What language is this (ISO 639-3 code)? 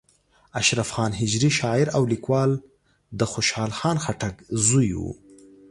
pus